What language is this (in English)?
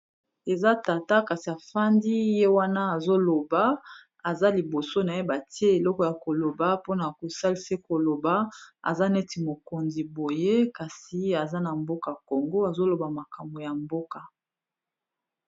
Lingala